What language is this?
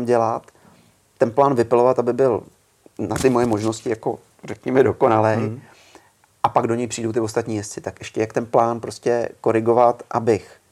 Czech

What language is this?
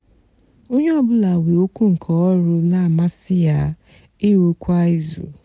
Igbo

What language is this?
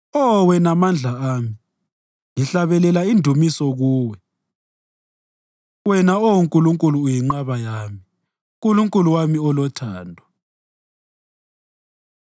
North Ndebele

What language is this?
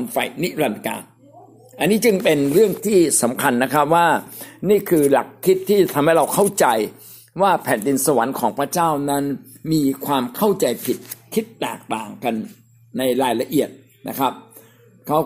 Thai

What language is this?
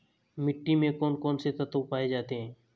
Hindi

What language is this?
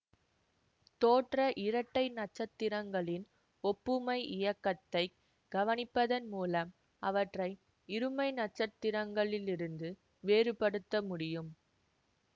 Tamil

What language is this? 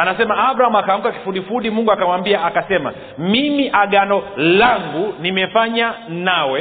Swahili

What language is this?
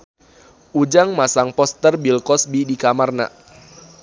Sundanese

